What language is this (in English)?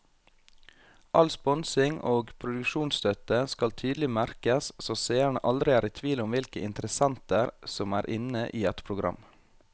Norwegian